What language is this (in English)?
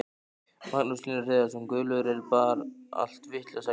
Icelandic